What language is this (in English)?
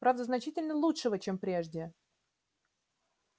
Russian